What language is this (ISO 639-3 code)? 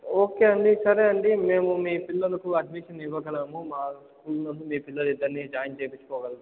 tel